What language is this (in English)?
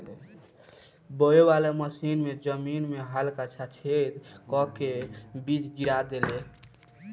Bhojpuri